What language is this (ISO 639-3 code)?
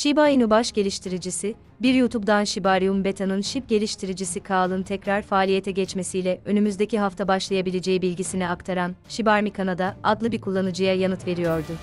tur